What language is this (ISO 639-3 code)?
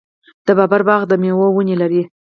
pus